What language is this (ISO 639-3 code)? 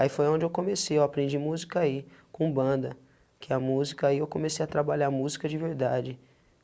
por